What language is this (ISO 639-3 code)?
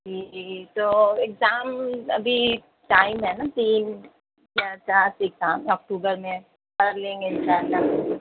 urd